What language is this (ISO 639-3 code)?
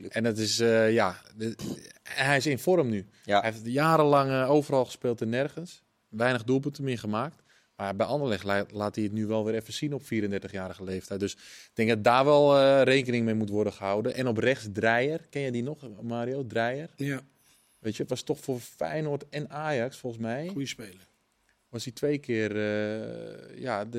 nld